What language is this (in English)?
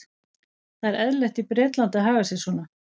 Icelandic